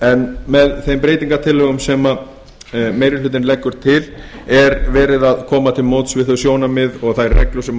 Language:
Icelandic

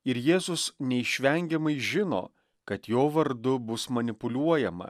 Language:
Lithuanian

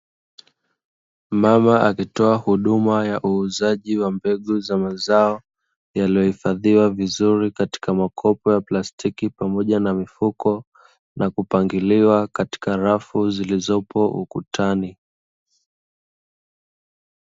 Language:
Swahili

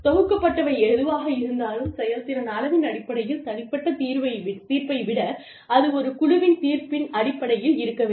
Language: Tamil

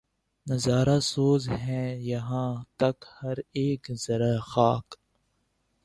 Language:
Urdu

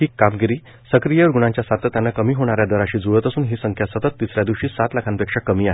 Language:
Marathi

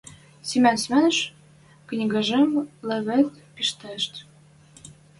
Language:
Western Mari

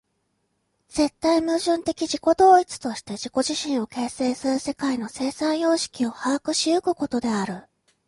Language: Japanese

